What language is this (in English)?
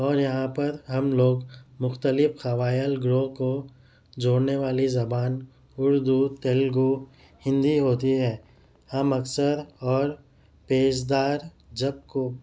Urdu